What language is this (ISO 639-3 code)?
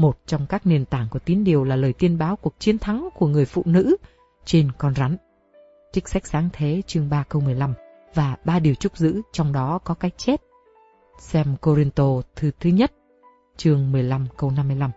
vie